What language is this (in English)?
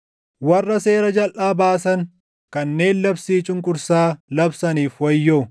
Oromo